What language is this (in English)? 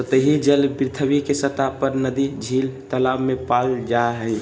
Magahi